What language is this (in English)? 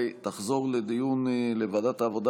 Hebrew